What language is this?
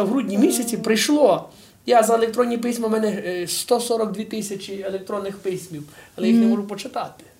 Ukrainian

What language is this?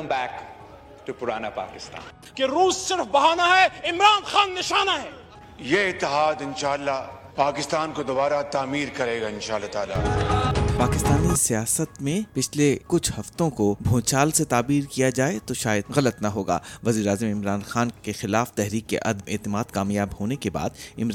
Urdu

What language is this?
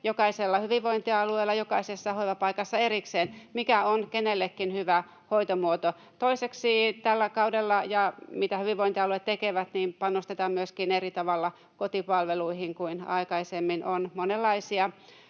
Finnish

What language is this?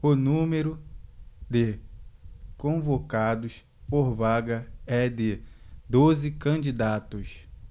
Portuguese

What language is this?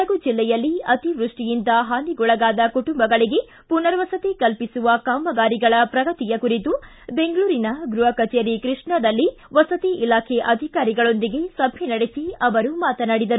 Kannada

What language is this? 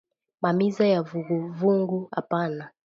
Swahili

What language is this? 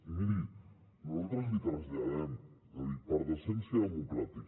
Catalan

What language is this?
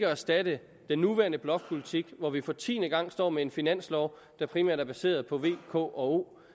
Danish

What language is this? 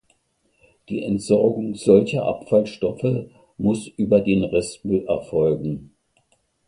German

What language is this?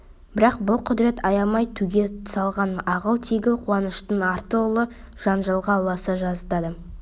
Kazakh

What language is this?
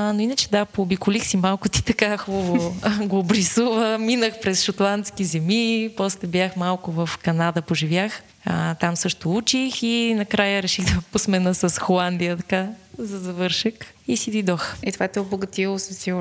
Bulgarian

